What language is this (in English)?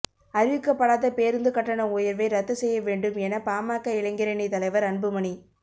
Tamil